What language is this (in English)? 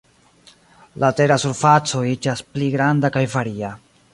Esperanto